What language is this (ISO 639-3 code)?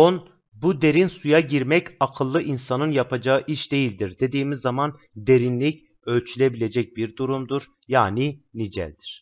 tur